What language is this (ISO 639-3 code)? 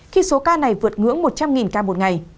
vie